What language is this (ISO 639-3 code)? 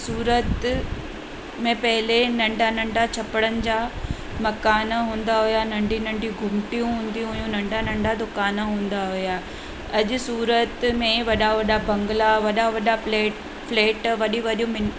snd